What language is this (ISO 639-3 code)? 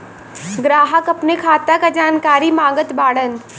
bho